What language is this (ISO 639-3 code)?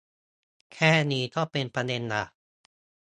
tha